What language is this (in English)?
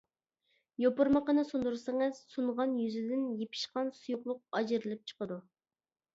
Uyghur